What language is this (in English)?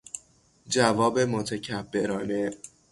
Persian